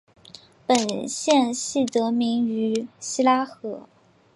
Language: Chinese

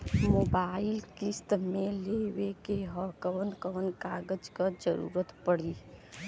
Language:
Bhojpuri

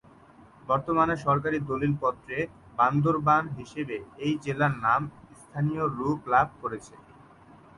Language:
Bangla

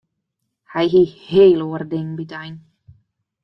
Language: Western Frisian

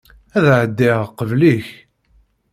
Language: Kabyle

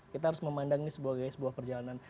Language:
Indonesian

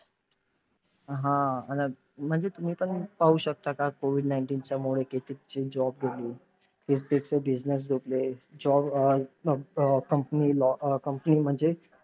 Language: Marathi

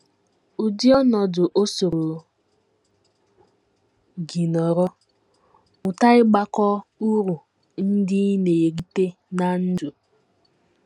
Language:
Igbo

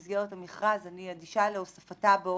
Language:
Hebrew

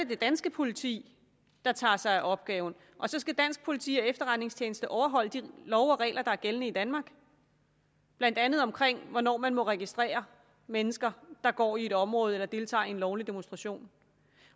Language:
Danish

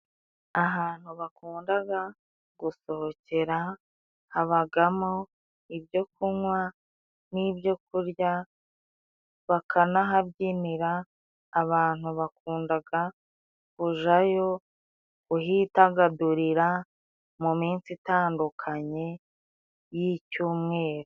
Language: Kinyarwanda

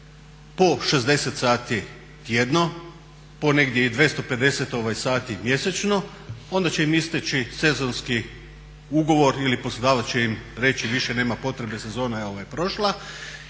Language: Croatian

